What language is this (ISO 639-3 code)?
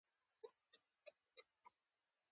pus